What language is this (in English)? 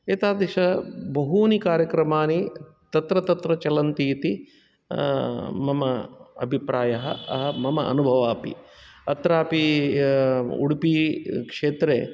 Sanskrit